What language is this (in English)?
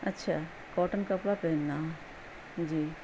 Urdu